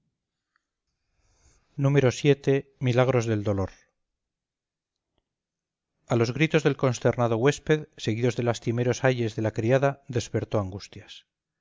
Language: Spanish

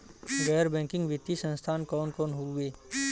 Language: Bhojpuri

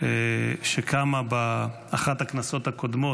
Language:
Hebrew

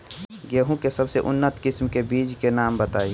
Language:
Bhojpuri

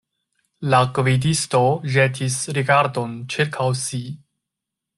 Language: Esperanto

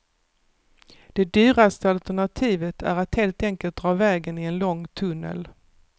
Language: Swedish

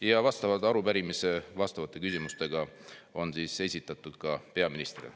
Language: Estonian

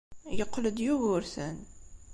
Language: Kabyle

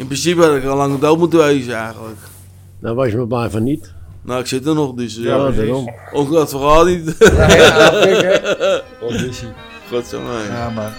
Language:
Dutch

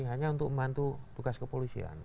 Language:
Indonesian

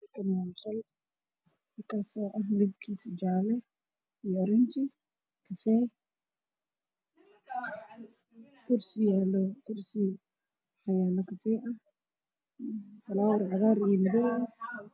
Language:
Somali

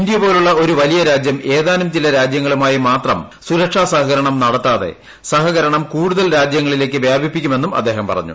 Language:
Malayalam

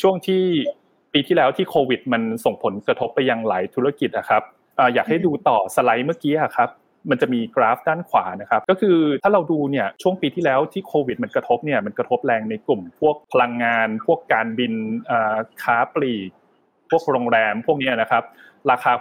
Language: Thai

